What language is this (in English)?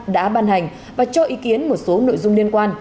Vietnamese